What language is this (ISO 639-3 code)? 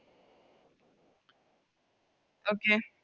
mal